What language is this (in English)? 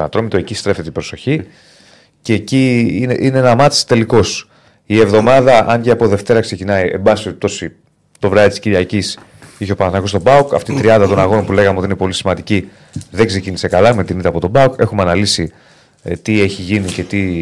Greek